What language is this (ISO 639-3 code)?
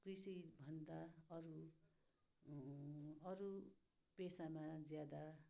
nep